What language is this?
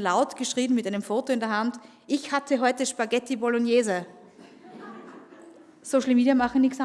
German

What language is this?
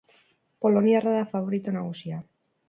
Basque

